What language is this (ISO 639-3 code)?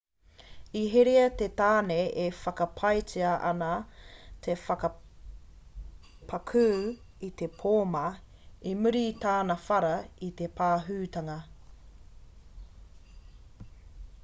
mri